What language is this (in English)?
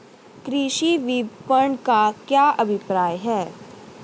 Hindi